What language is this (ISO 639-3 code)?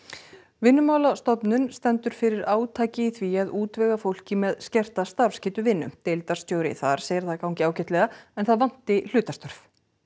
isl